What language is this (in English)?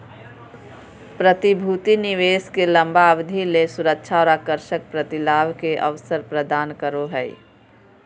Magahi